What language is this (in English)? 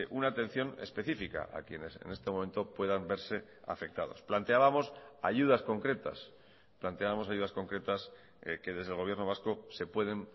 Spanish